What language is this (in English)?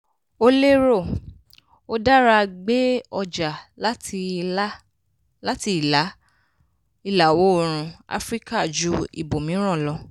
Yoruba